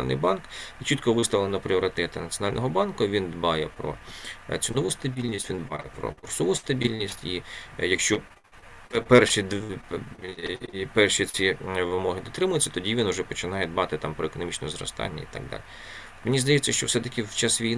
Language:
Ukrainian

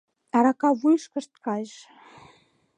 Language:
Mari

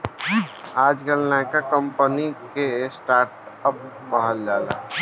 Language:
Bhojpuri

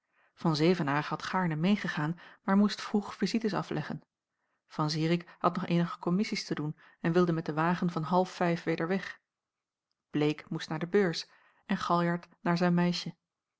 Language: Dutch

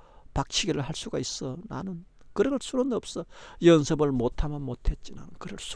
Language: Korean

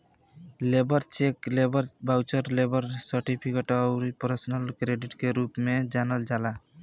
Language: Bhojpuri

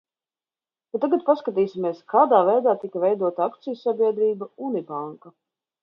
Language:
Latvian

